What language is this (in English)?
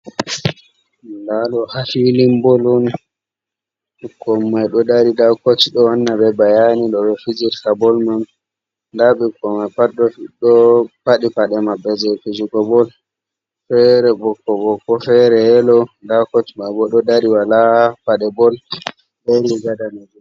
Fula